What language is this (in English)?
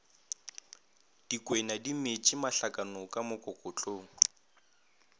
Northern Sotho